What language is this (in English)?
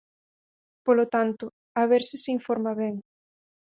Galician